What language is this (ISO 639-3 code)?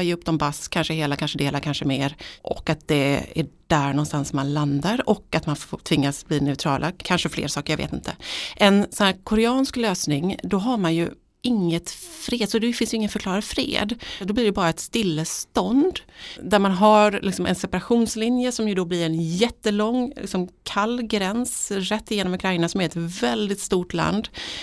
swe